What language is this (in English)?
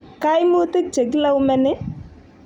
Kalenjin